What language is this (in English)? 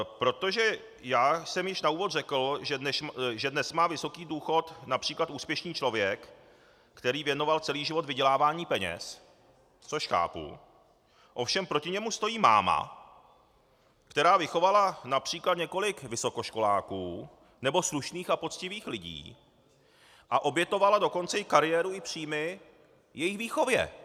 Czech